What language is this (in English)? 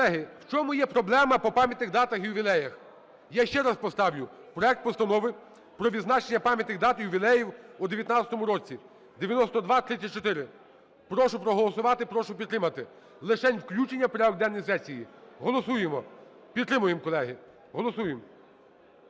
Ukrainian